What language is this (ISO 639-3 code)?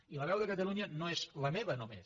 cat